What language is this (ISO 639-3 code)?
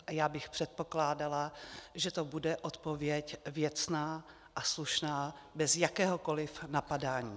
ces